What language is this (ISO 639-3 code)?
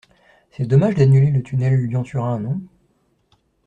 fra